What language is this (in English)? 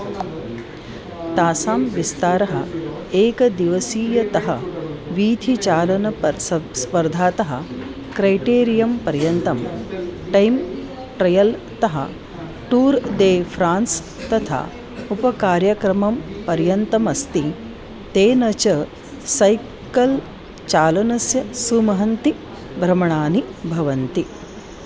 Sanskrit